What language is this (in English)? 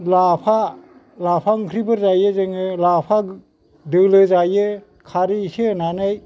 Bodo